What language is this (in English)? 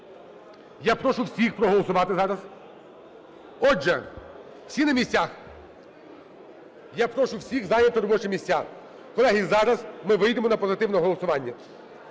Ukrainian